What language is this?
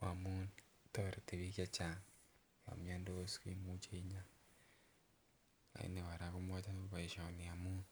Kalenjin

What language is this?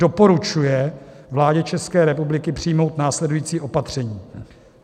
Czech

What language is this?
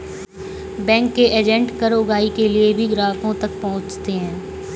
Hindi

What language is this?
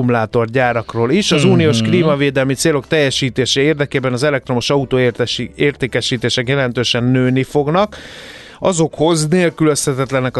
Hungarian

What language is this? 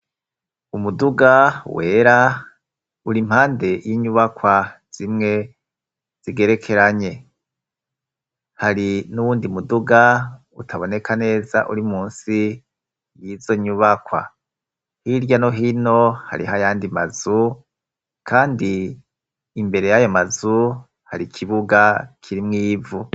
Rundi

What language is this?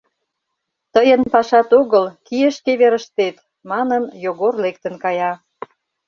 Mari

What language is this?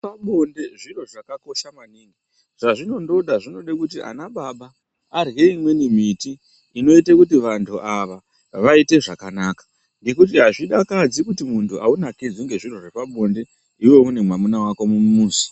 Ndau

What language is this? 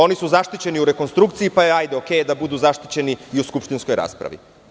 Serbian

